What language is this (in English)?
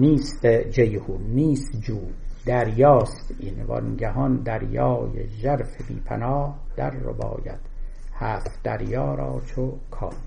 Persian